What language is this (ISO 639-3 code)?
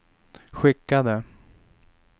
swe